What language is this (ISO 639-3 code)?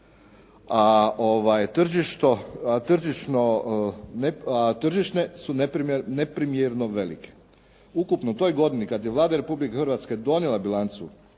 hrv